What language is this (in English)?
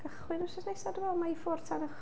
Welsh